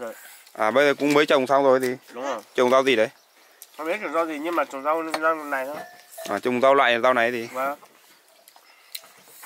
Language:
Vietnamese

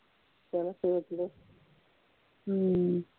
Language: Punjabi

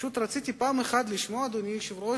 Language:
Hebrew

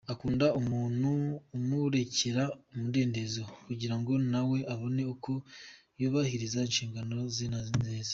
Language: Kinyarwanda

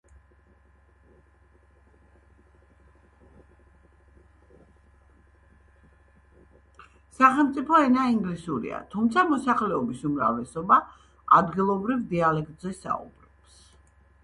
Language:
Georgian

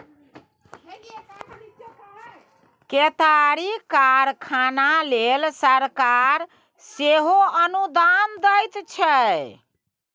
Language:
Maithili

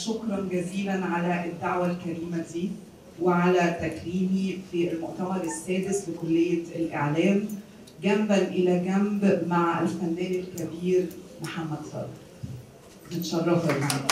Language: Arabic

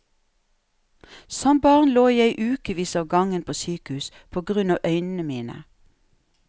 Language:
Norwegian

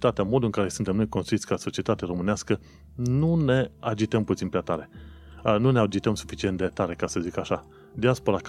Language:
Romanian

